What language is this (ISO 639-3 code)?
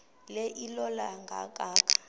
xho